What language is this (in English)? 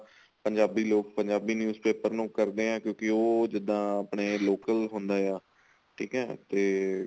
Punjabi